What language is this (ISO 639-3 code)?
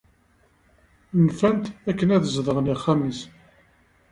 kab